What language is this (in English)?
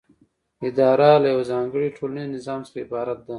Pashto